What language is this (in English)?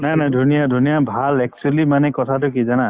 Assamese